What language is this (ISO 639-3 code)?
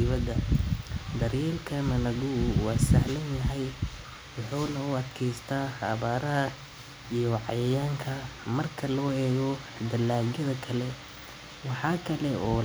som